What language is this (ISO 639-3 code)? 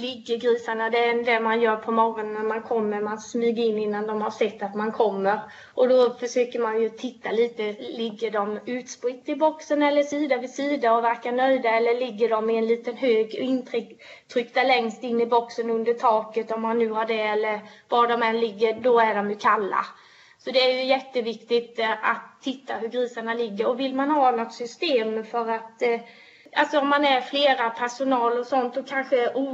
swe